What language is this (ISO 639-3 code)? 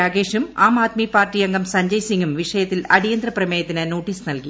mal